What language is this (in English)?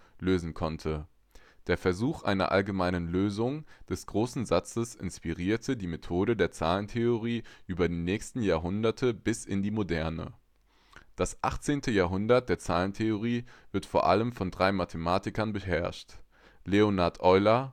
German